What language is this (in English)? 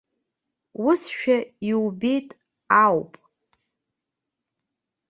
Abkhazian